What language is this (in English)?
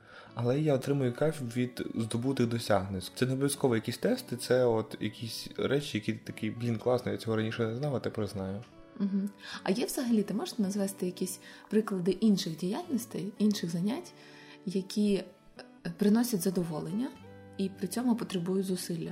Ukrainian